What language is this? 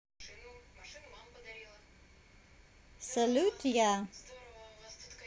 Russian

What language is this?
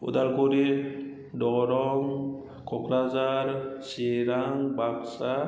Bodo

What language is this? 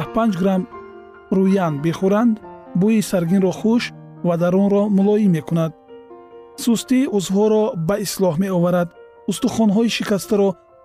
Persian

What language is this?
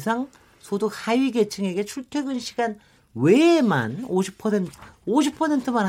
Korean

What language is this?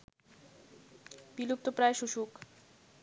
Bangla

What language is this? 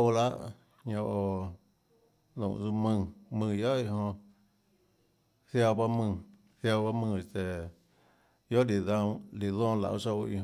Tlacoatzintepec Chinantec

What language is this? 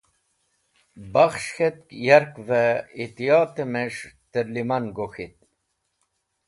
Wakhi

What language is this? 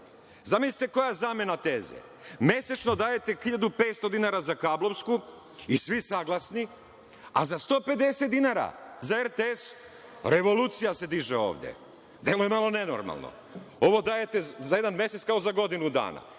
Serbian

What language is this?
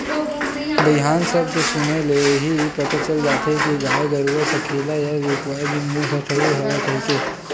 Chhattisgarhi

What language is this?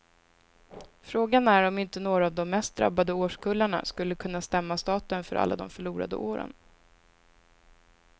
Swedish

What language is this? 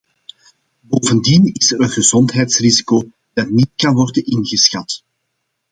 Dutch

